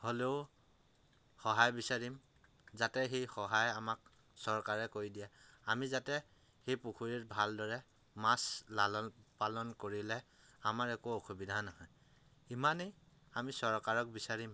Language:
Assamese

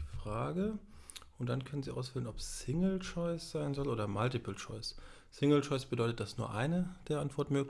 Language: German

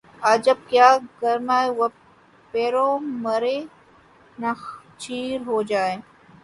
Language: Urdu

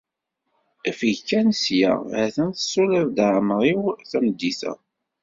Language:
Kabyle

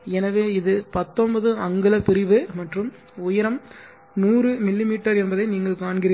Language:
Tamil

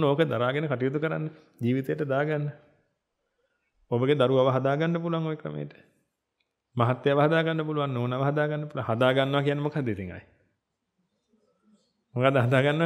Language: Indonesian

